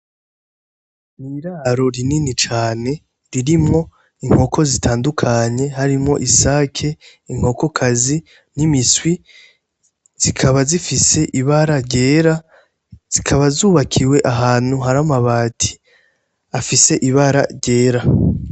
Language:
Rundi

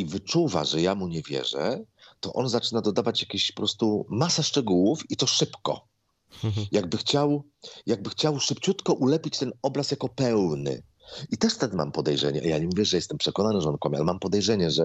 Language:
Polish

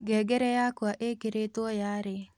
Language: Kikuyu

